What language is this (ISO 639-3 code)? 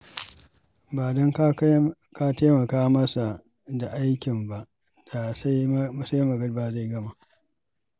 hau